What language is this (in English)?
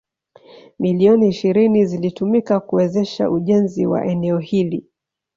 Swahili